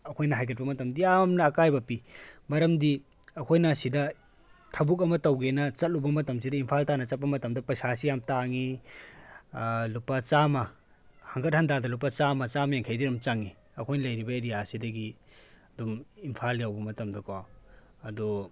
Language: Manipuri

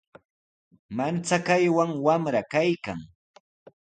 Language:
Sihuas Ancash Quechua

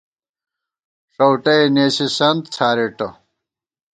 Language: Gawar-Bati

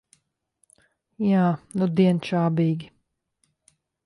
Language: Latvian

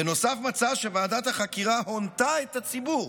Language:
Hebrew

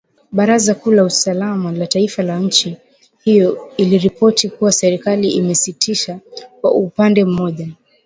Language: Swahili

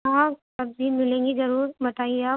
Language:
Urdu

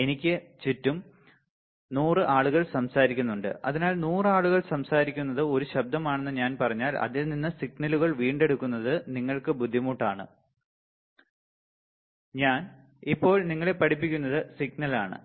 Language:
Malayalam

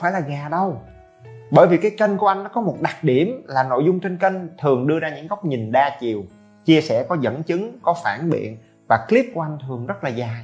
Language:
Vietnamese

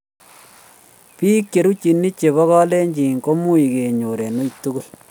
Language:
Kalenjin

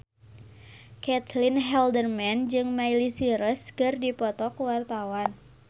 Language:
Sundanese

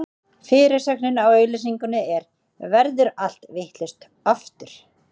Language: Icelandic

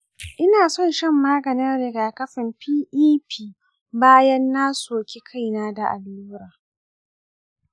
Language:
Hausa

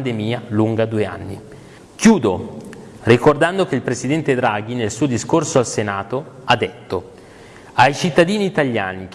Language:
Italian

